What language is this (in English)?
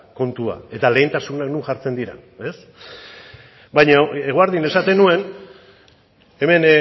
Basque